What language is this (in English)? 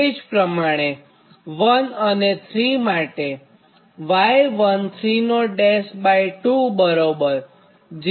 Gujarati